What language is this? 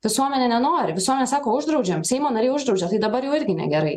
Lithuanian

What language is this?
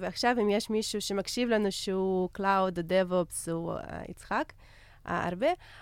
Hebrew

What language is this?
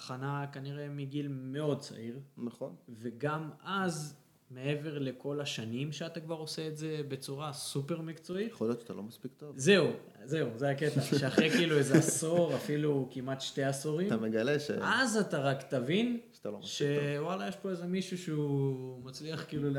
Hebrew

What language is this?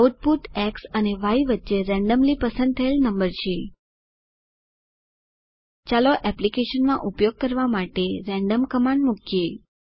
Gujarati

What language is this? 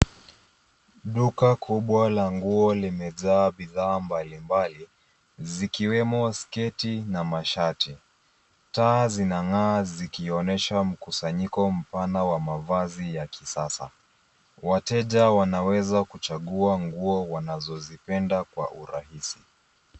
Swahili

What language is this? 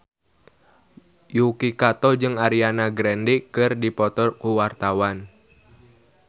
Sundanese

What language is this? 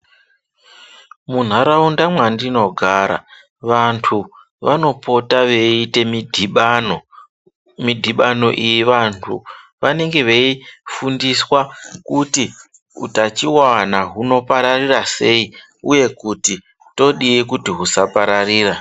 Ndau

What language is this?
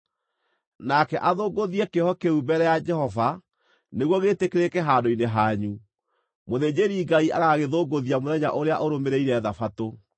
Kikuyu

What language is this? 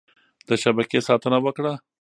Pashto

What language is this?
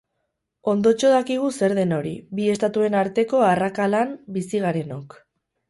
Basque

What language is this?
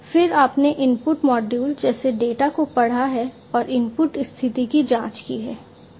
Hindi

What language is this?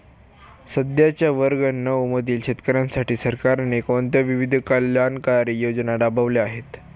Marathi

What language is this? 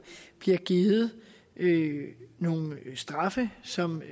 Danish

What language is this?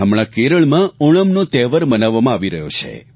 Gujarati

